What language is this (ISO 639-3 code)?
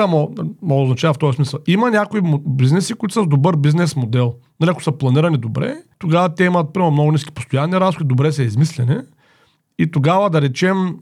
bul